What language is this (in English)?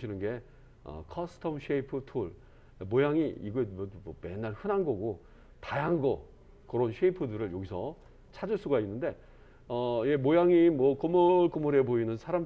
Korean